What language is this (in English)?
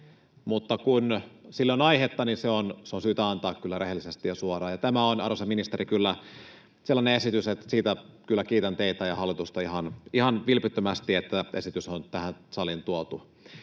Finnish